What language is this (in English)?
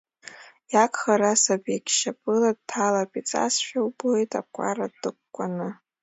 Abkhazian